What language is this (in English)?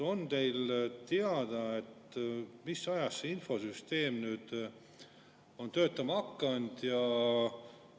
Estonian